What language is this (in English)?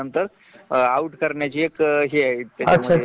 Marathi